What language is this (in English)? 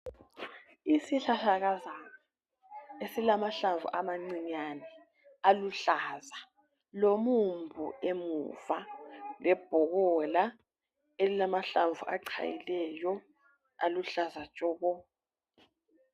North Ndebele